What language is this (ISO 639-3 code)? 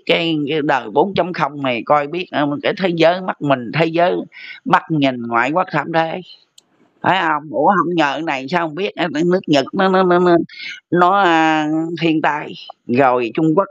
vie